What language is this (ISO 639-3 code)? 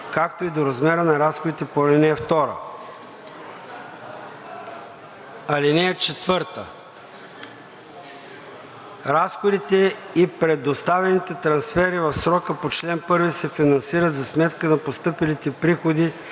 bul